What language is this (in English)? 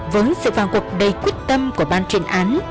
Vietnamese